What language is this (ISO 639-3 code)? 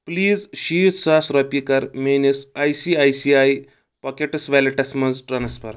kas